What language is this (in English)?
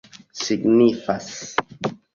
Esperanto